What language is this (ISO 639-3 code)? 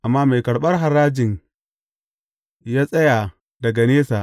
hau